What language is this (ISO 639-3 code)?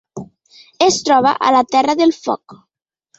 cat